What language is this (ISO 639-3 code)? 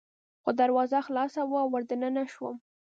pus